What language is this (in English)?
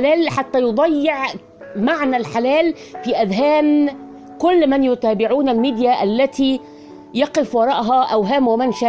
Arabic